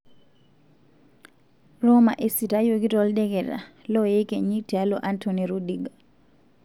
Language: Masai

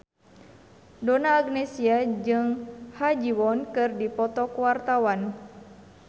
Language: Sundanese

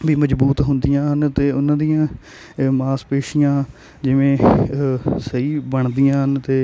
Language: Punjabi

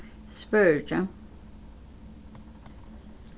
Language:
Faroese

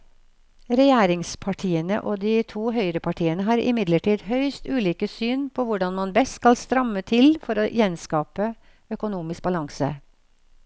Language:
Norwegian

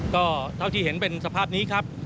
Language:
Thai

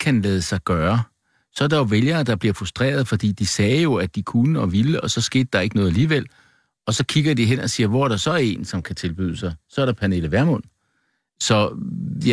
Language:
Danish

